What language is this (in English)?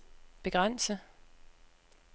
Danish